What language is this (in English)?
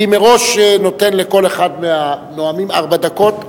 Hebrew